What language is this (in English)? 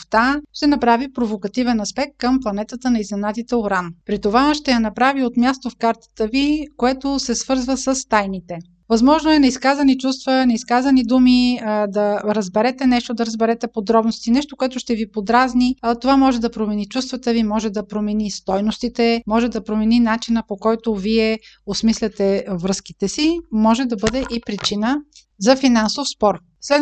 Bulgarian